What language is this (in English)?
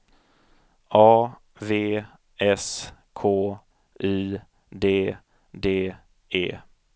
Swedish